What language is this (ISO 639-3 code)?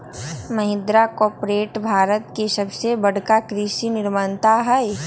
mag